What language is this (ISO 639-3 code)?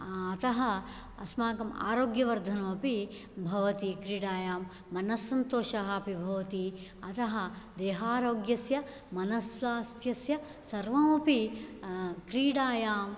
san